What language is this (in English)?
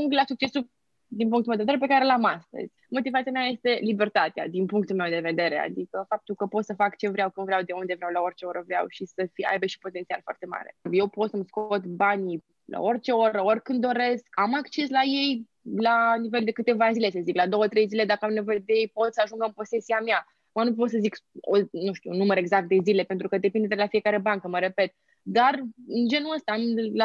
Romanian